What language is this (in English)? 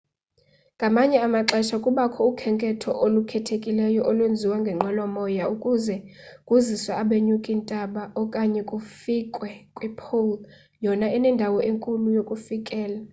Xhosa